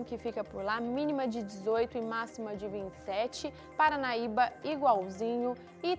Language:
Portuguese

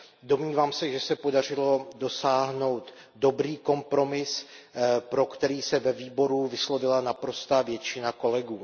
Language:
Czech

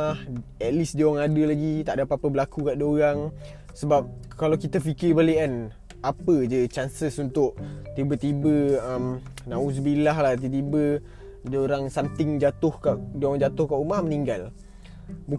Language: Malay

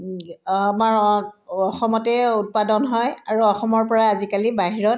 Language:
Assamese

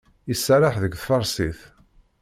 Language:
Kabyle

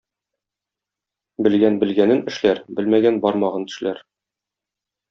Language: Tatar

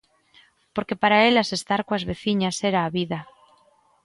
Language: Galician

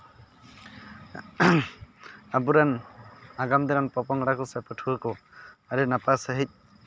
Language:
Santali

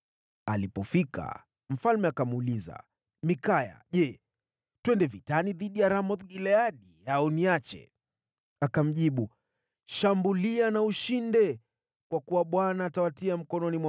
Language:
Swahili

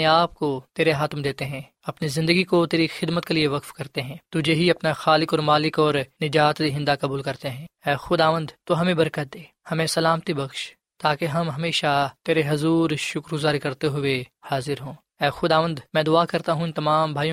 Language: Urdu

